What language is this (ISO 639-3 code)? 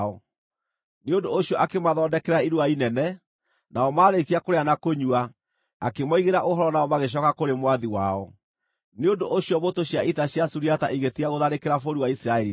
kik